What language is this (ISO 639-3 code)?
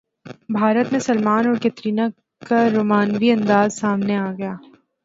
urd